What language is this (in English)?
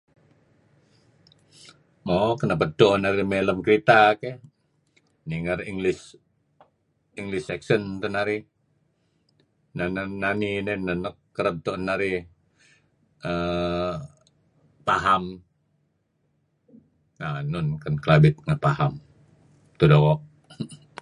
Kelabit